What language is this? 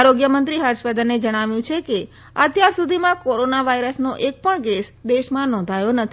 Gujarati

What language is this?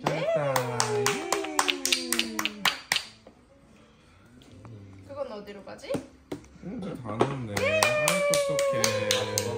Korean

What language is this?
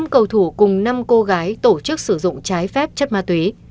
Vietnamese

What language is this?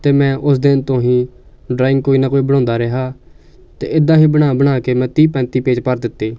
Punjabi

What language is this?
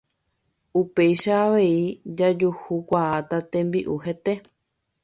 Guarani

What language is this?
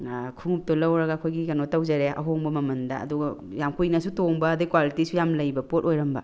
Manipuri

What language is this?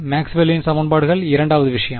Tamil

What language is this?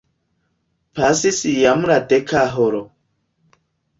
Esperanto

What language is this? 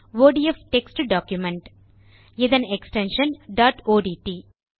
Tamil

